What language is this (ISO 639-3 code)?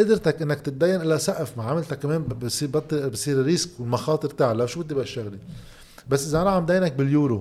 ara